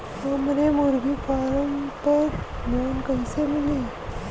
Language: Bhojpuri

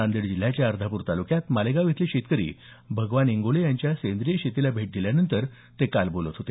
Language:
Marathi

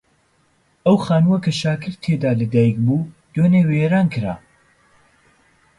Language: Central Kurdish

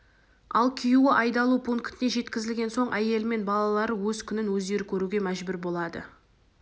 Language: Kazakh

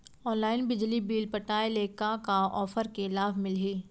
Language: Chhattisgarhi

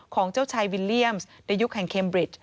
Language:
Thai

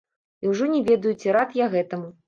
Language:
Belarusian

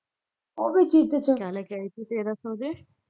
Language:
Punjabi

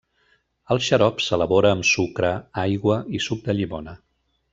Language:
Catalan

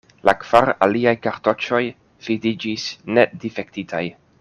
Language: Esperanto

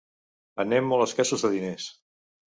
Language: Catalan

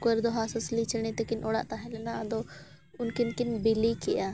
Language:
Santali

